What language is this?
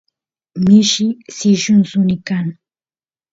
Santiago del Estero Quichua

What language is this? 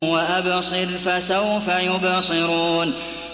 Arabic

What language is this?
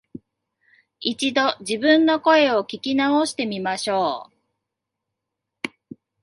Japanese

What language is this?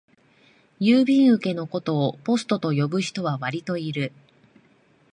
Japanese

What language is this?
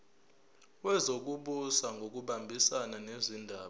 Zulu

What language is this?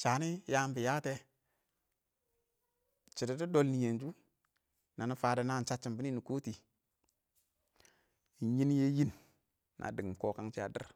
Awak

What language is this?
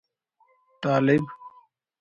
Brahui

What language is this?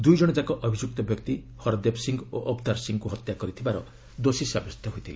Odia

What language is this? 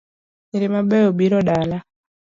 Luo (Kenya and Tanzania)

